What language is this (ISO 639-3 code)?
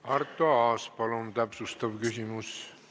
est